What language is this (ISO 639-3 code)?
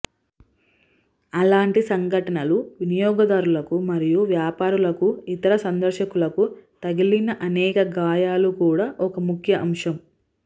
tel